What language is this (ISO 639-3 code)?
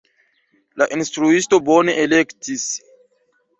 epo